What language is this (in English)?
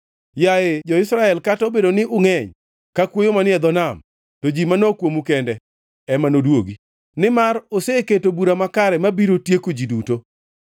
Luo (Kenya and Tanzania)